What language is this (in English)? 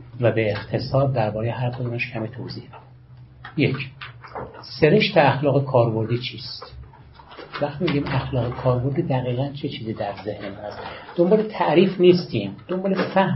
Persian